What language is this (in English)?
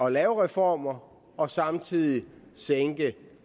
Danish